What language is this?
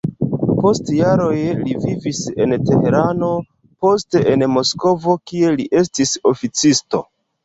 Esperanto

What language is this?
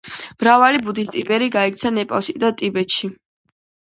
Georgian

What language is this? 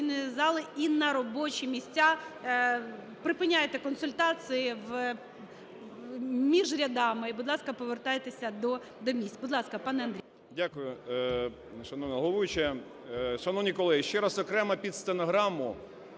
Ukrainian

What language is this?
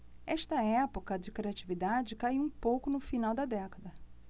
Portuguese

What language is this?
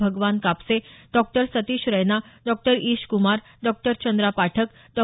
Marathi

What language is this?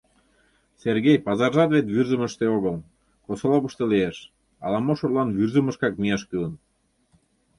Mari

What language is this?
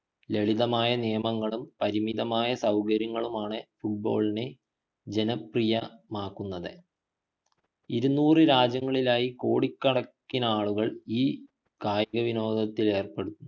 Malayalam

